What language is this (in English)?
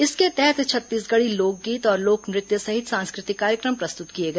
Hindi